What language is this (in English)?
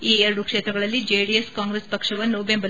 Kannada